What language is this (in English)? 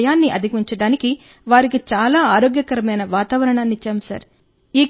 Telugu